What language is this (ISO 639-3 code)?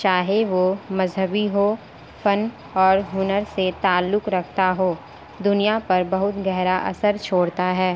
urd